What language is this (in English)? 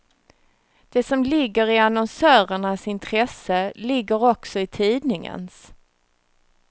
Swedish